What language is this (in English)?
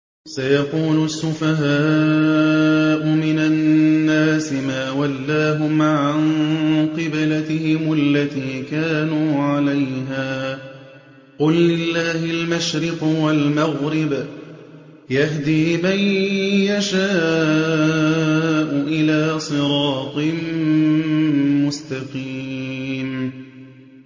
Arabic